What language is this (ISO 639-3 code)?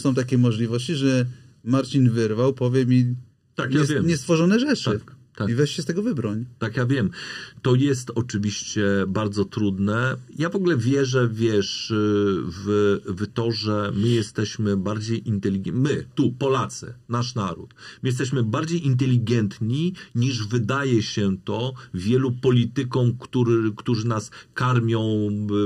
pol